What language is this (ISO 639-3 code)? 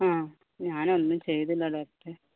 mal